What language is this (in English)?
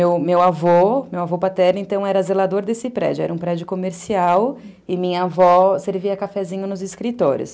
Portuguese